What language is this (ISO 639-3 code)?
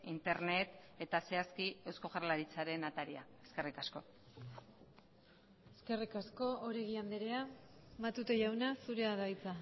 eus